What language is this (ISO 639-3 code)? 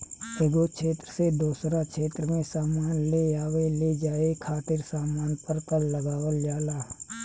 bho